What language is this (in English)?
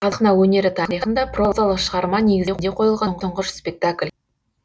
Kazakh